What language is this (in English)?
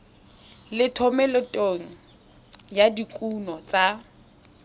Tswana